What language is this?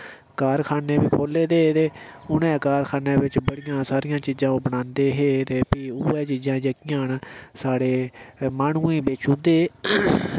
Dogri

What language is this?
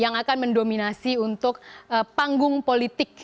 Indonesian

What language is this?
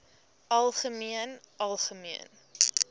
Afrikaans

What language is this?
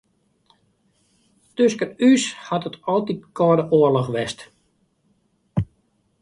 Western Frisian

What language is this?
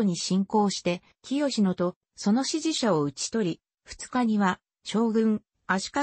Japanese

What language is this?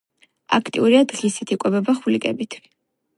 Georgian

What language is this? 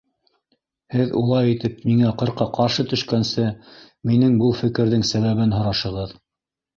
Bashkir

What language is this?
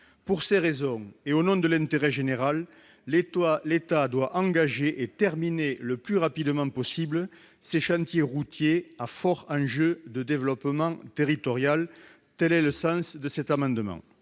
French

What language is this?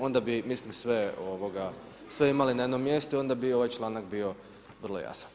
Croatian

